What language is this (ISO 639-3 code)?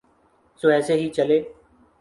urd